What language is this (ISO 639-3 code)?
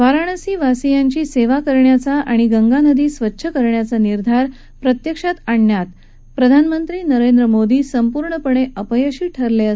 mar